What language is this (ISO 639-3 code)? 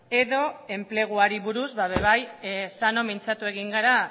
eus